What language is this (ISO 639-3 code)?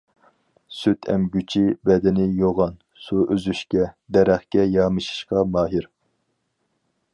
uig